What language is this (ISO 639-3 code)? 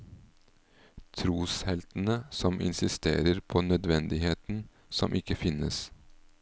nor